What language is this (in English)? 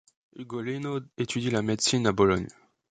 French